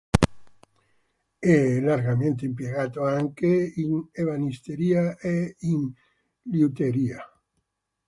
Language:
Italian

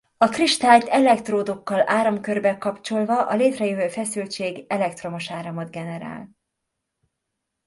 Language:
Hungarian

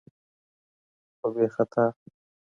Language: Pashto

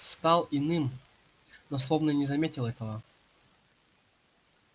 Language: Russian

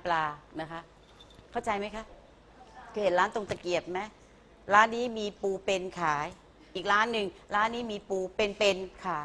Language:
Thai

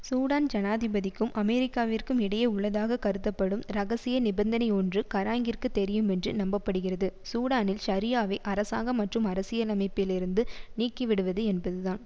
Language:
Tamil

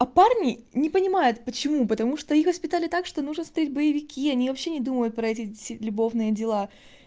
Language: Russian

